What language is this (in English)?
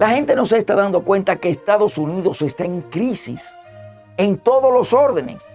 Spanish